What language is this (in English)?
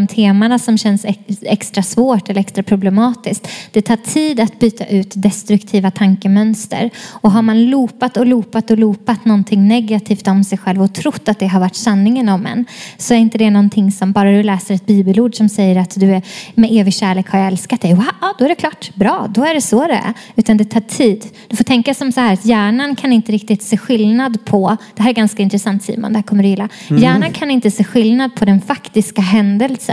Swedish